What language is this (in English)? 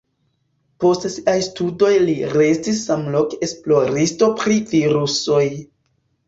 Esperanto